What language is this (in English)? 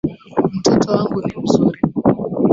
Swahili